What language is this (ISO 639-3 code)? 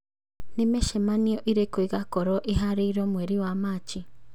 kik